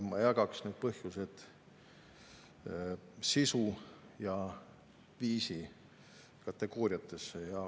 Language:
Estonian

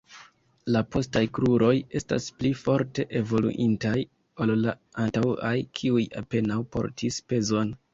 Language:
Esperanto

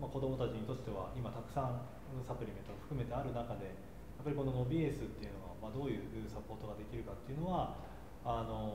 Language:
Japanese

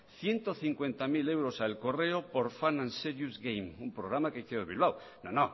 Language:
Spanish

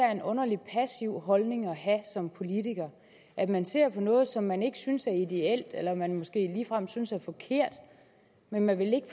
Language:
Danish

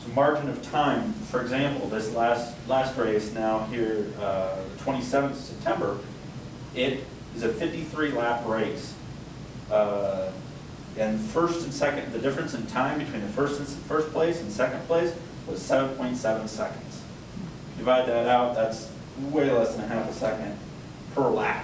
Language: English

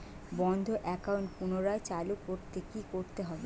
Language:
Bangla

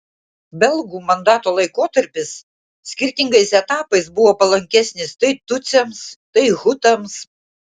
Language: Lithuanian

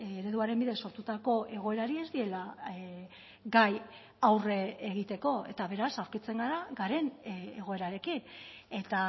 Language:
Basque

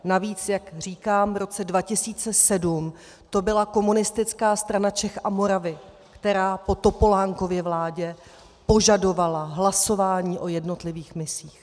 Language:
Czech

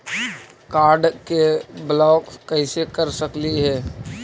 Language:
Magahi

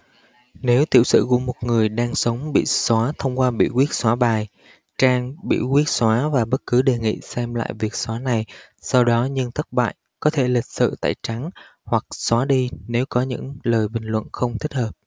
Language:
Vietnamese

